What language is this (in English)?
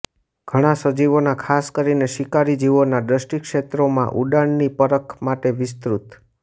Gujarati